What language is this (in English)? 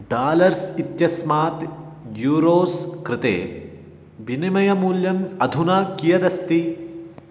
Sanskrit